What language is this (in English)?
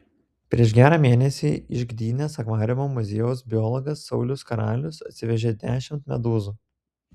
Lithuanian